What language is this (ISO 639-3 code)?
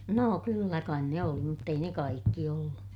fin